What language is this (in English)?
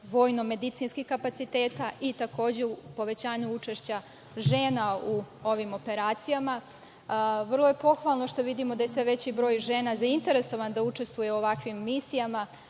Serbian